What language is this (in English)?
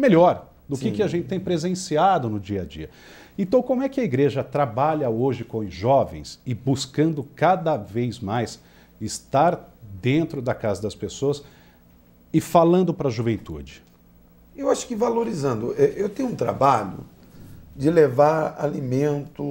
Portuguese